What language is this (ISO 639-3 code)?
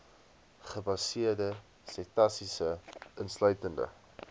afr